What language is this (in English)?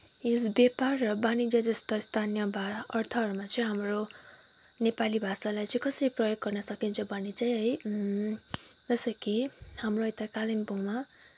Nepali